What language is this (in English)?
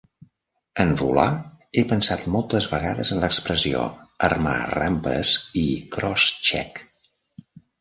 Catalan